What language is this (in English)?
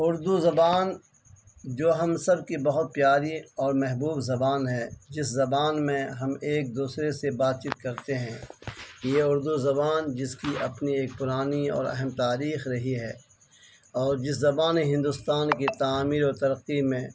Urdu